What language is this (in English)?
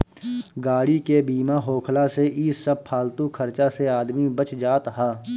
Bhojpuri